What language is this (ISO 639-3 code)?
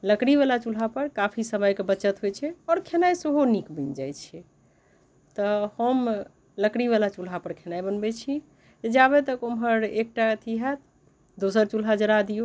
mai